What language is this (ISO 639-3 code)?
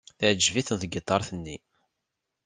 kab